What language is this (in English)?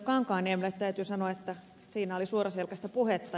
Finnish